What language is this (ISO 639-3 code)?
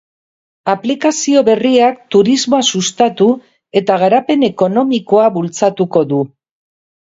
eus